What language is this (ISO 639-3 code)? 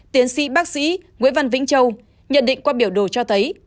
vie